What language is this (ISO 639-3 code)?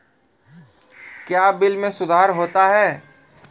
mai